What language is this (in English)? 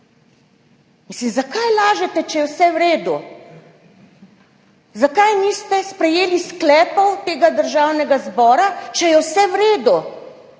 Slovenian